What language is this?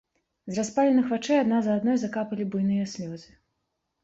Belarusian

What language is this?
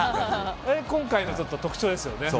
Japanese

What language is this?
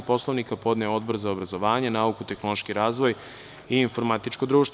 Serbian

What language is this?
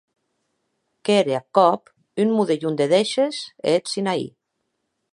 Occitan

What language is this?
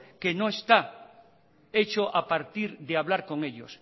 Spanish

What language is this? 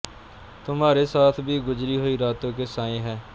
Punjabi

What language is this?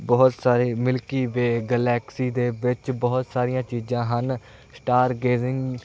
Punjabi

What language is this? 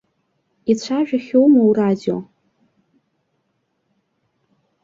Abkhazian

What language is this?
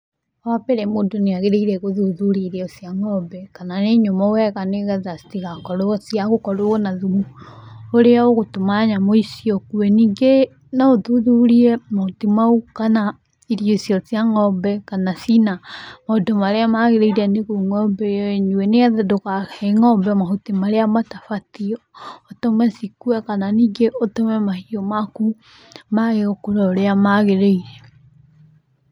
Kikuyu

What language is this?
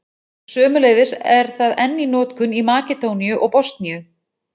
Icelandic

